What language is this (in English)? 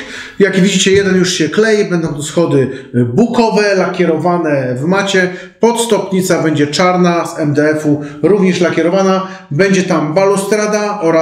Polish